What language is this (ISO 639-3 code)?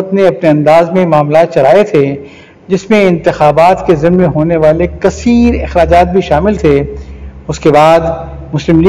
urd